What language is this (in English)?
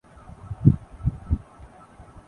Urdu